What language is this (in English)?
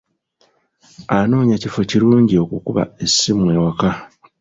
Ganda